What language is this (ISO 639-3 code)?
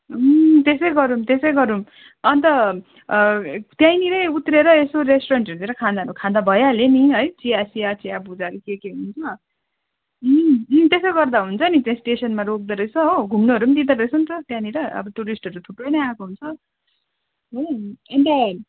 nep